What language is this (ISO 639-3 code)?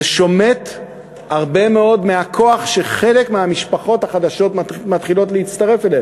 heb